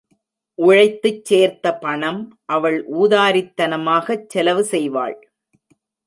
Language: Tamil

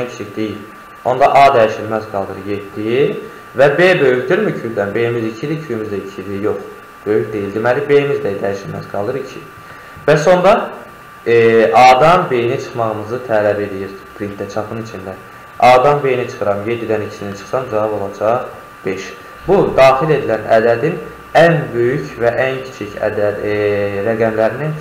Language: Turkish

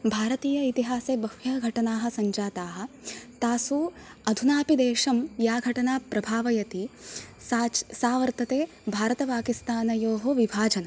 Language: Sanskrit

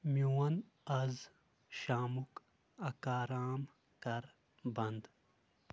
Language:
Kashmiri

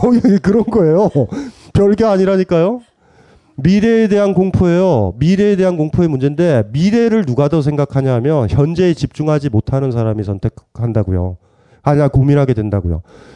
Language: Korean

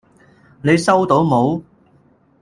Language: Cantonese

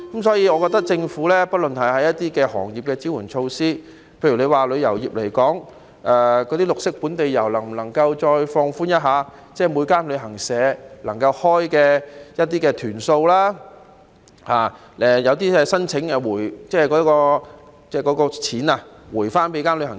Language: Cantonese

